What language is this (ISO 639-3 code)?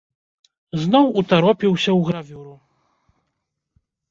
bel